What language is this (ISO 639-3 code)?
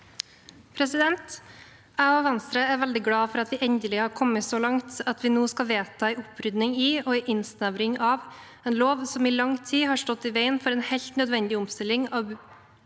nor